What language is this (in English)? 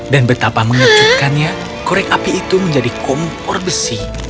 Indonesian